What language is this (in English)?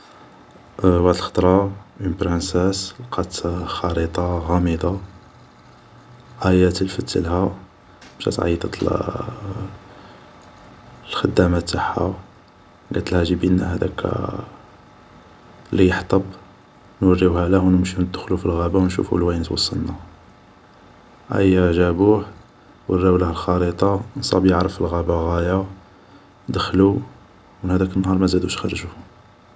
Algerian Arabic